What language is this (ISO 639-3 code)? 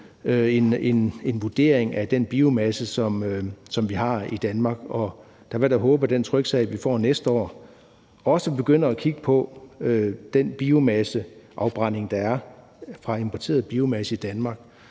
dan